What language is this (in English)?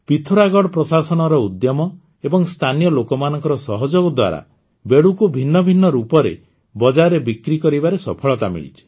Odia